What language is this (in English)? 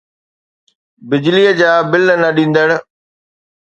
Sindhi